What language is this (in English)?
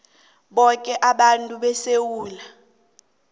South Ndebele